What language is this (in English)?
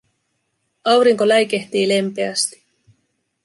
Finnish